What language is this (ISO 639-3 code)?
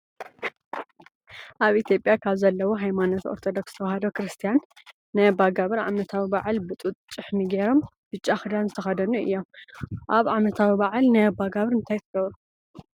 tir